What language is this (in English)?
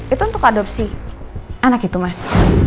Indonesian